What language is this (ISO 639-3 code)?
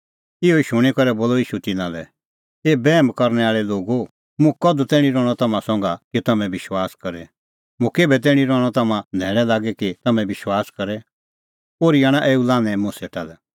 kfx